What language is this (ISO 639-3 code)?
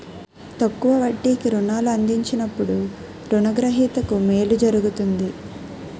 tel